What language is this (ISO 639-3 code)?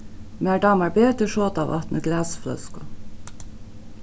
fao